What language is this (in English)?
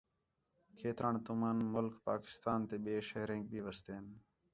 Khetrani